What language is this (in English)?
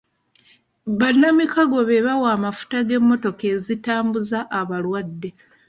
Ganda